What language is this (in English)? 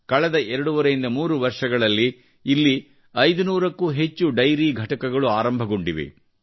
Kannada